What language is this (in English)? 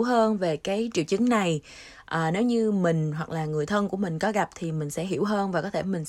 Vietnamese